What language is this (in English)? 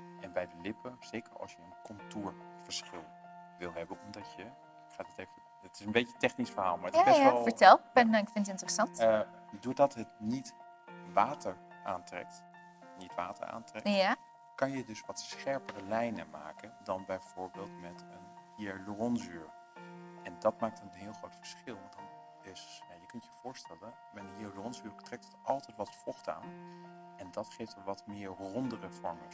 Dutch